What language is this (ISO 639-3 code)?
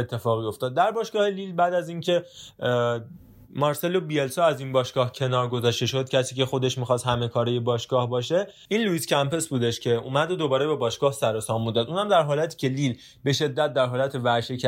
fas